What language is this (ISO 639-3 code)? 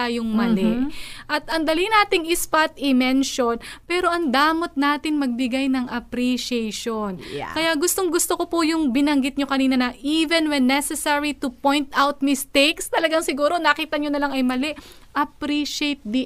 fil